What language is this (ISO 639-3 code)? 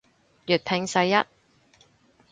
yue